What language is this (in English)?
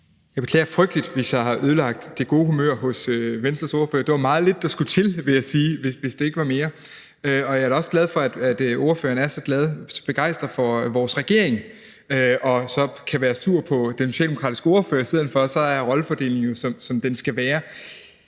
Danish